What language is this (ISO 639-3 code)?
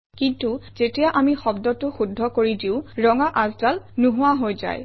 asm